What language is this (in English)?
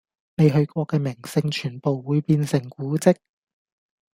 Cantonese